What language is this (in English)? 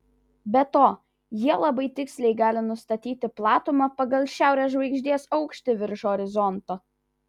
Lithuanian